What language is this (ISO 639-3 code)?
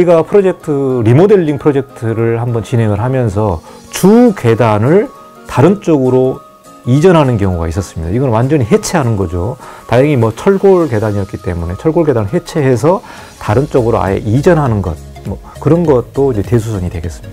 kor